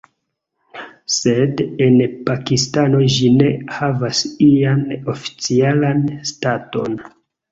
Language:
Esperanto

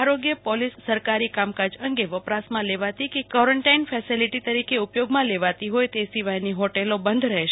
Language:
Gujarati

